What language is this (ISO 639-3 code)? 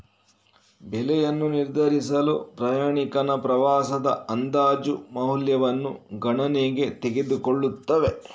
kan